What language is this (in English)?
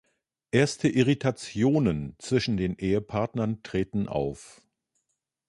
German